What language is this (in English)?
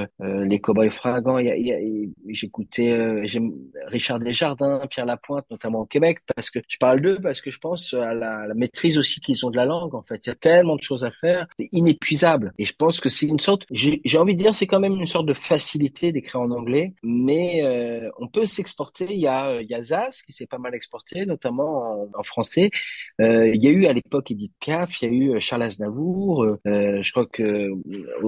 French